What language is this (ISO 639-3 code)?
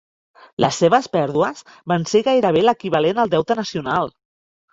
cat